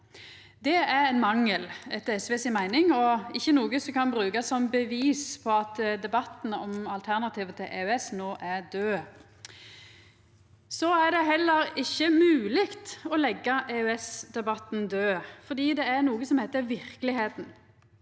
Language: Norwegian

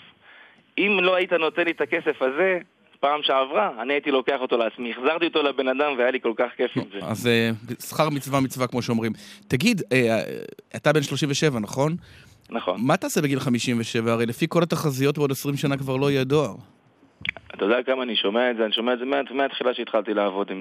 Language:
Hebrew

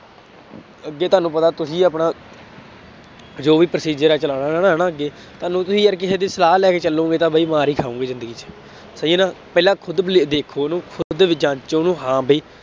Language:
Punjabi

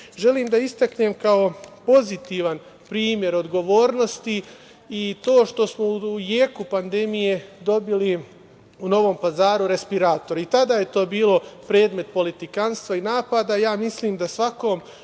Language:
Serbian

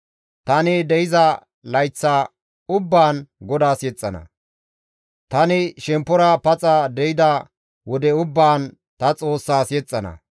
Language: Gamo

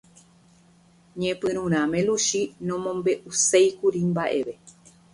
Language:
Guarani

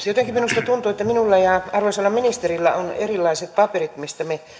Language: Finnish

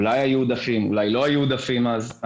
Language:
Hebrew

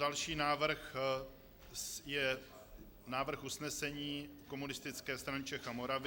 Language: Czech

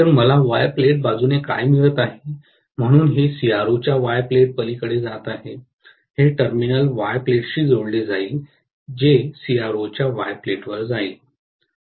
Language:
Marathi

